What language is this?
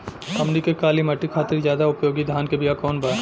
Bhojpuri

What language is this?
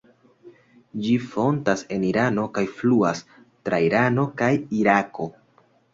Esperanto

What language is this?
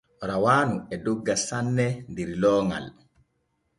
Borgu Fulfulde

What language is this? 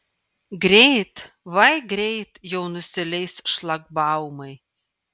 Lithuanian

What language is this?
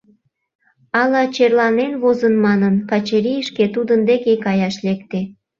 Mari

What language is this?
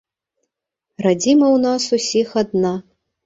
Belarusian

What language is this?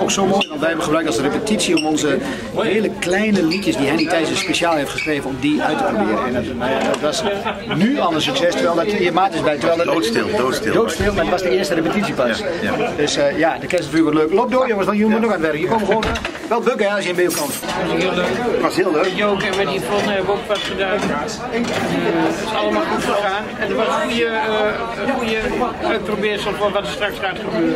Dutch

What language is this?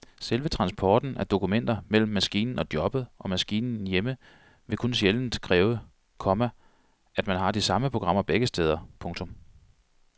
Danish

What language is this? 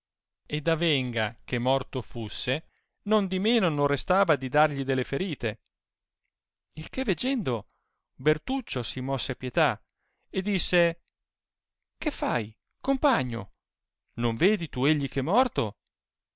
Italian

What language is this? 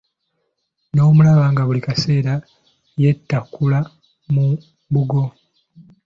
Ganda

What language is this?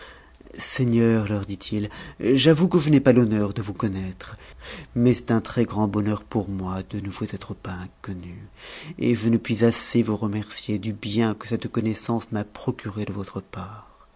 French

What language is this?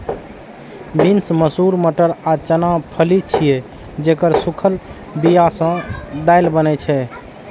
Maithili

